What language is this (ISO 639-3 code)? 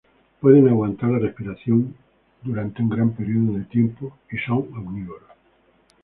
spa